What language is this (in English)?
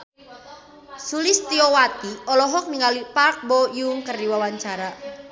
Sundanese